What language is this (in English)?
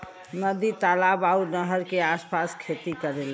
Bhojpuri